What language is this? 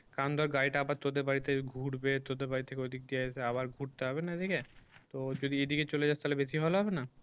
Bangla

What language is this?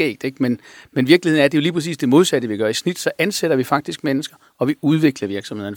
Danish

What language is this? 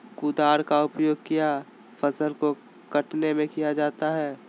Magahi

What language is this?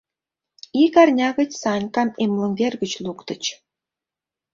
Mari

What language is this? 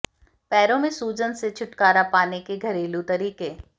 Hindi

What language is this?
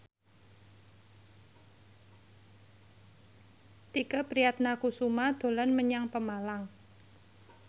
Javanese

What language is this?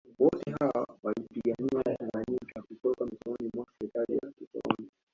Swahili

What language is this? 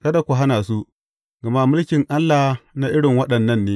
Hausa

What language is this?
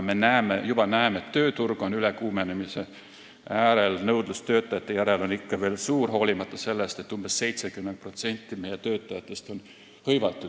Estonian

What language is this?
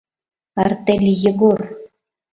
Mari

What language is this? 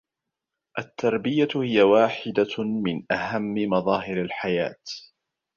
Arabic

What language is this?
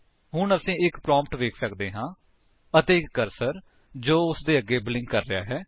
Punjabi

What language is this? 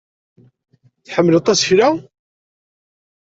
Kabyle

